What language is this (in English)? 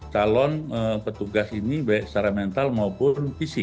Indonesian